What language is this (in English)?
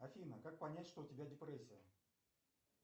Russian